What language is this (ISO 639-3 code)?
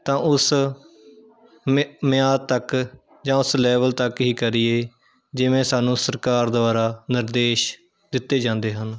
pan